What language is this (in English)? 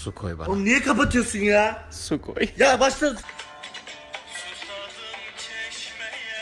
Turkish